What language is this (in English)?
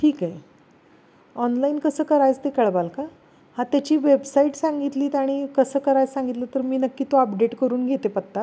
Marathi